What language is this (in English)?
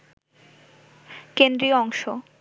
Bangla